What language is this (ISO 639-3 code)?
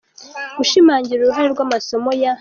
kin